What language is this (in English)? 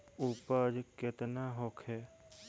Bhojpuri